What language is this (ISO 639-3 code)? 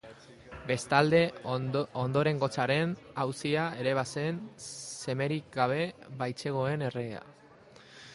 eus